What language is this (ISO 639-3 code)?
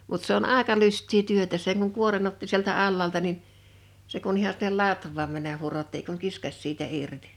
fin